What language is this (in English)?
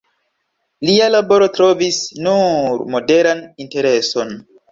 Esperanto